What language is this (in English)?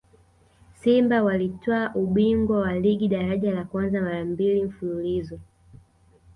Swahili